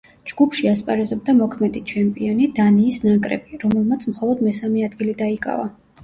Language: Georgian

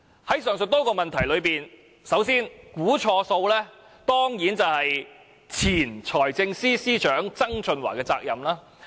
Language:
Cantonese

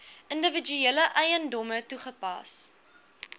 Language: Afrikaans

